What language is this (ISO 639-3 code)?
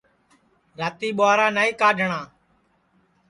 ssi